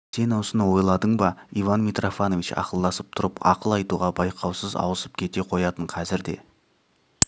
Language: Kazakh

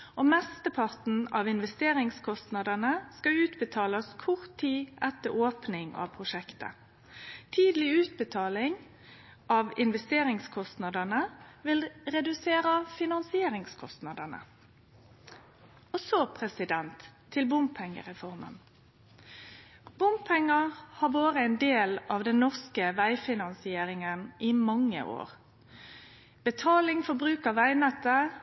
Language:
Norwegian Nynorsk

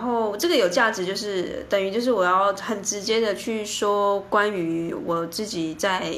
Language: Chinese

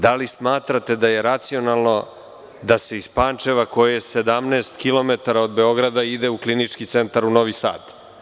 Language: Serbian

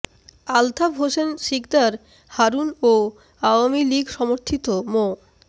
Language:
Bangla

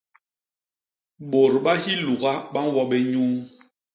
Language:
Basaa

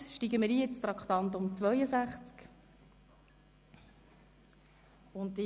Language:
Swiss German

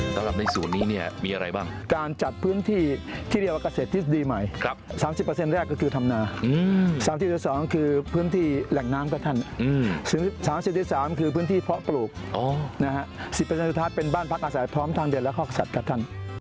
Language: Thai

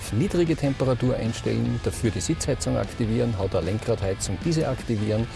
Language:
German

